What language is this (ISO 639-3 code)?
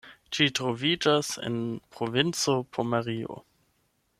epo